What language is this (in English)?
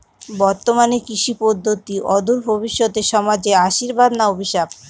Bangla